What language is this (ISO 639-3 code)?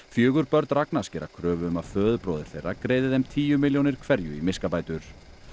isl